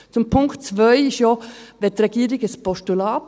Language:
Swiss German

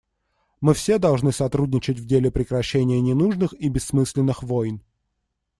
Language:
Russian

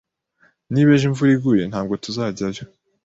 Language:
Kinyarwanda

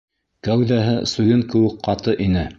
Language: Bashkir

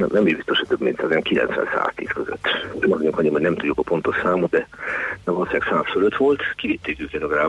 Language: Hungarian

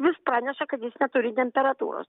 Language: Lithuanian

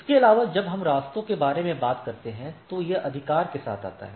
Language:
Hindi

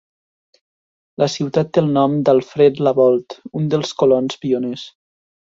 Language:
Catalan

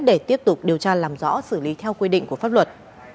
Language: Vietnamese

